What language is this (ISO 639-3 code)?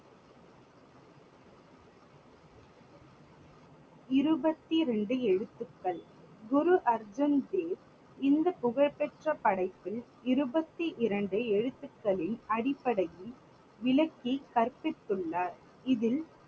tam